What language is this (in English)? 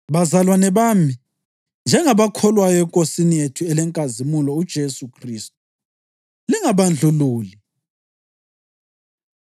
North Ndebele